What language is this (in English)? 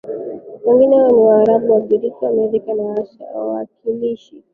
Swahili